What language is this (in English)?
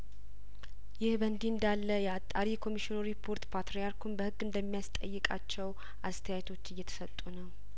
Amharic